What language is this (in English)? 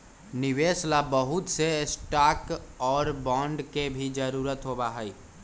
Magahi